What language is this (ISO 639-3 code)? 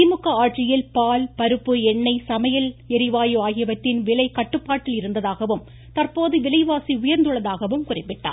tam